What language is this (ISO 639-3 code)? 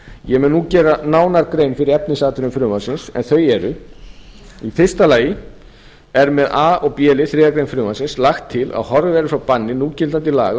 isl